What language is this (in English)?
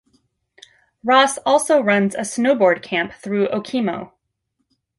English